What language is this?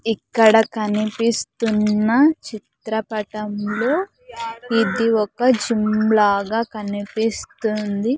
Telugu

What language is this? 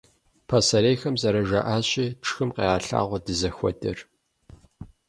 Kabardian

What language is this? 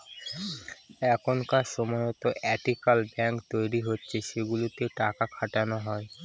Bangla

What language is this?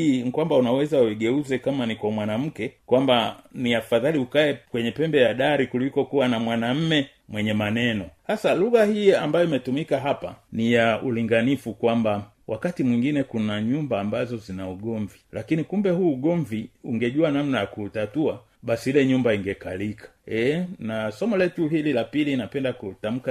Swahili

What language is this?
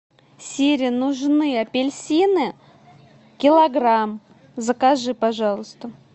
Russian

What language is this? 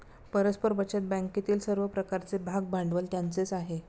Marathi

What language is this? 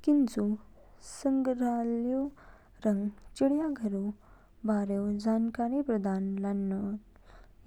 Kinnauri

